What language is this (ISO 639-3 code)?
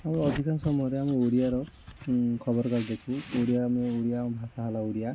ori